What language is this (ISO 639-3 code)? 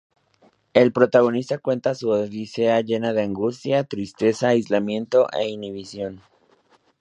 spa